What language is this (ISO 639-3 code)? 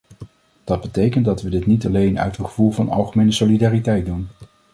nld